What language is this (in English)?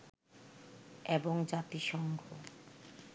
Bangla